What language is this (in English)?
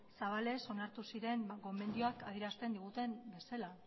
Basque